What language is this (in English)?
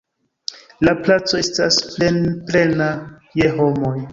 Esperanto